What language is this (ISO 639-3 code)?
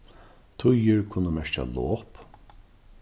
fao